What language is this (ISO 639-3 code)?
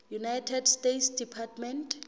sot